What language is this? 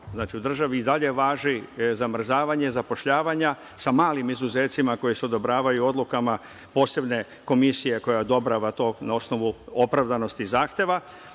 Serbian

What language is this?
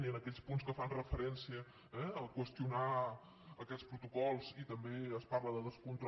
Catalan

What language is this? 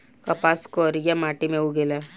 Bhojpuri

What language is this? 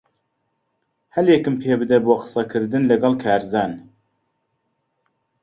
Central Kurdish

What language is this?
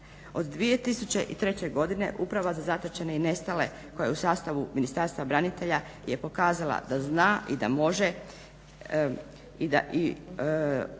Croatian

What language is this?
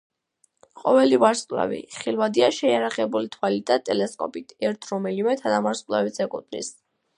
Georgian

